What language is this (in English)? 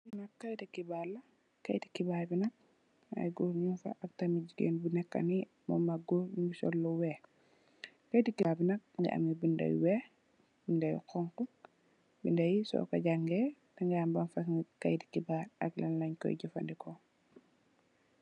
Wolof